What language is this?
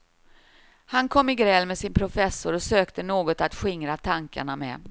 Swedish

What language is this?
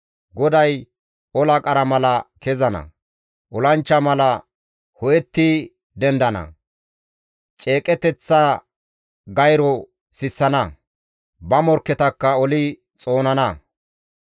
Gamo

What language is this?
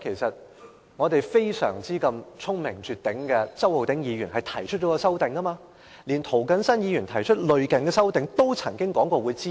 Cantonese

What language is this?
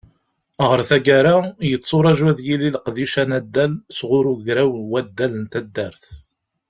Kabyle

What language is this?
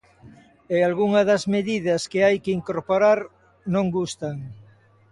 Galician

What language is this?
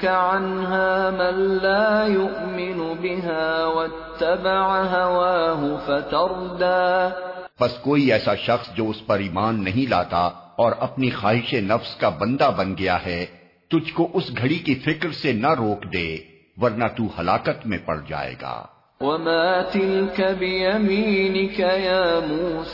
Urdu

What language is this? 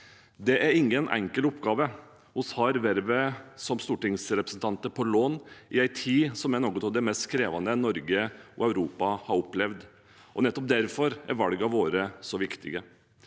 Norwegian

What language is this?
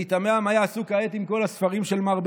Hebrew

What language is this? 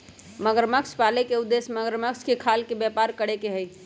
Magahi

